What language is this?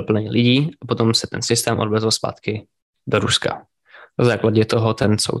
Czech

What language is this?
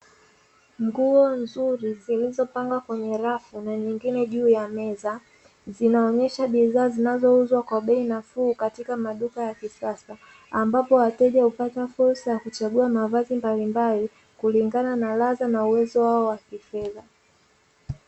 Swahili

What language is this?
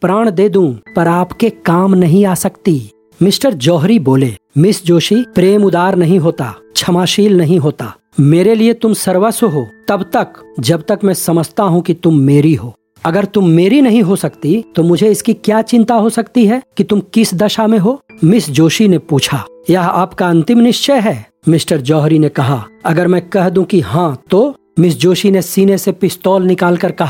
Hindi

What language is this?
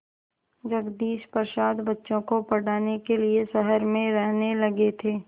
Hindi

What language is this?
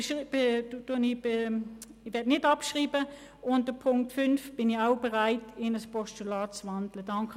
Swiss German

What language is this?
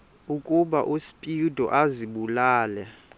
Xhosa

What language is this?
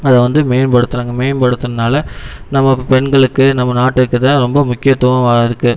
Tamil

